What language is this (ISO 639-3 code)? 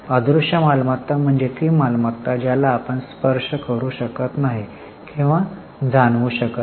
mar